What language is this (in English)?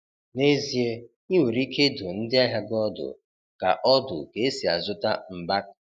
Igbo